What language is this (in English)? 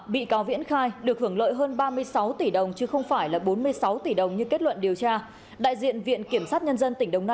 Vietnamese